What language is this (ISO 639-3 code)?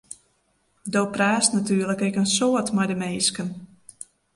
fry